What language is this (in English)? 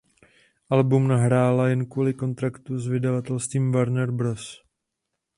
Czech